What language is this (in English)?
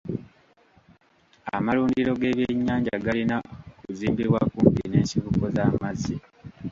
Ganda